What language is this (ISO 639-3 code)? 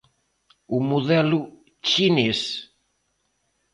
glg